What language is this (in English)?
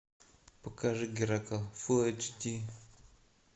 Russian